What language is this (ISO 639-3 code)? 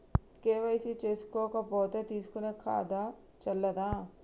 tel